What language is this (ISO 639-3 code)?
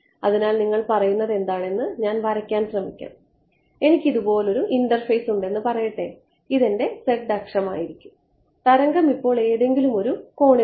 mal